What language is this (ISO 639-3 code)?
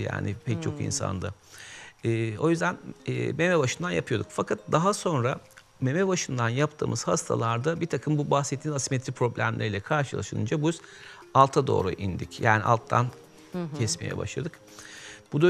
tur